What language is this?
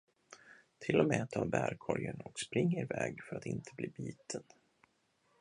Swedish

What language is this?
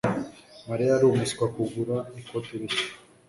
Kinyarwanda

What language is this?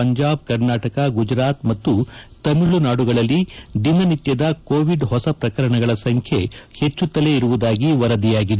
Kannada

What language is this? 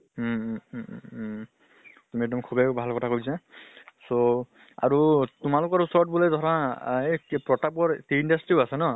Assamese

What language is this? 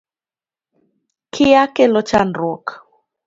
Luo (Kenya and Tanzania)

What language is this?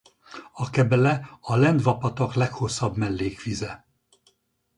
Hungarian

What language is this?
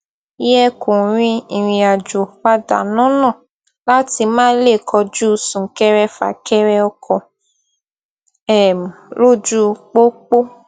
Yoruba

